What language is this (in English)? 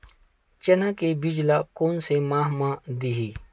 Chhattisgarhi